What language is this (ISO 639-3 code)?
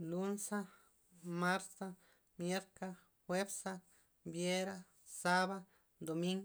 ztp